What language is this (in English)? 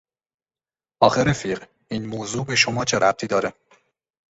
Persian